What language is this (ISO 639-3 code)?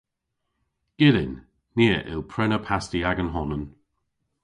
cor